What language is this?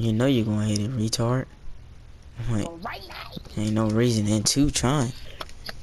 English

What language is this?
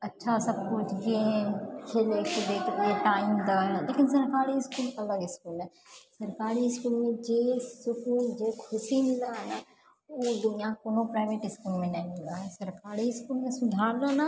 Maithili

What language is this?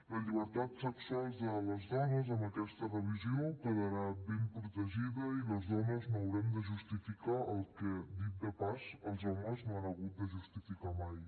Catalan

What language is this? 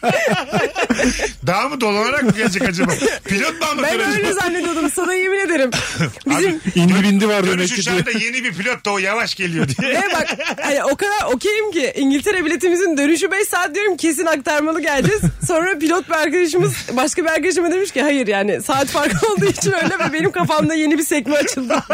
Turkish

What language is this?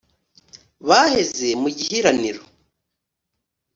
Kinyarwanda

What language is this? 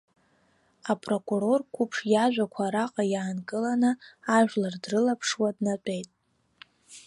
Abkhazian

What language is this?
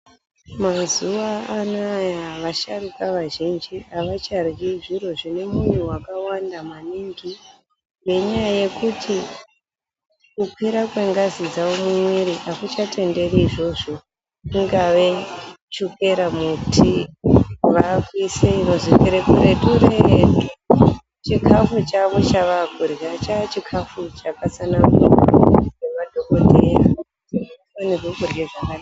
Ndau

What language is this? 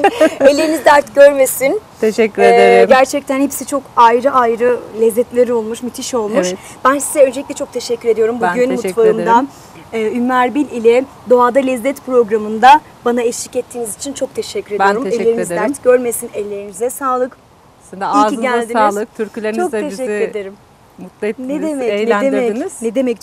Turkish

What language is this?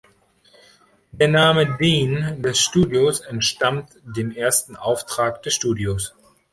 German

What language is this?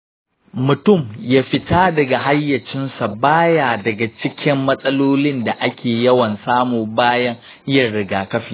Hausa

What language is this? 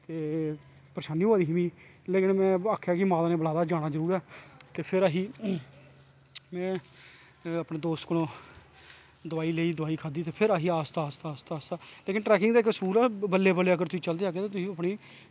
Dogri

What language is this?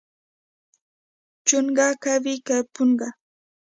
Pashto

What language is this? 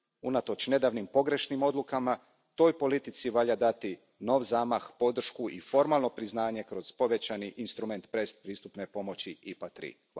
Croatian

